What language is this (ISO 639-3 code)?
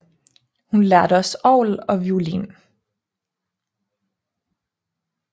dan